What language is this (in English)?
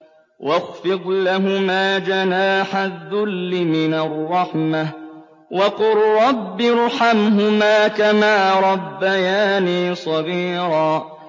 Arabic